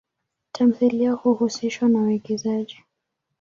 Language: Swahili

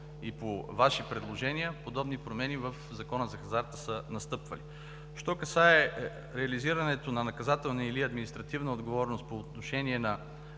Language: Bulgarian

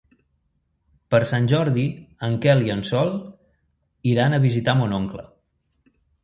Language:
Catalan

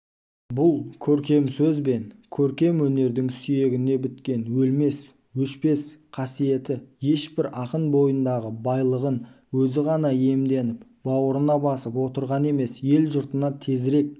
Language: Kazakh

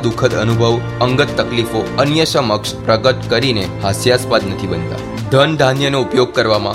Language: Gujarati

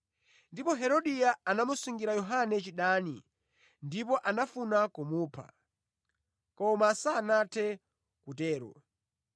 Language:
Nyanja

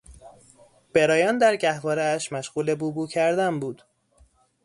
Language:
Persian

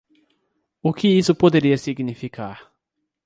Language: Portuguese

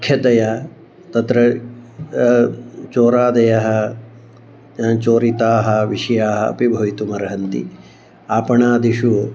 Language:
Sanskrit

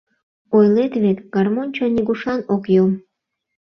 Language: Mari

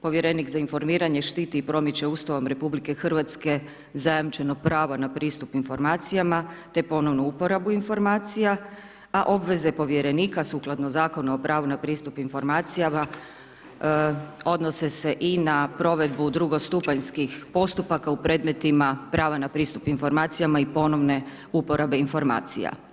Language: Croatian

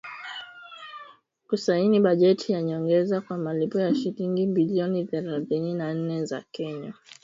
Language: Swahili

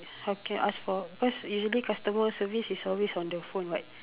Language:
English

